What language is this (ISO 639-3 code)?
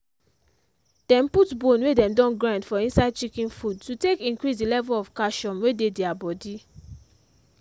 pcm